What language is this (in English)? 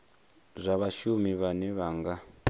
Venda